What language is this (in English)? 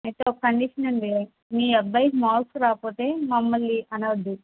Telugu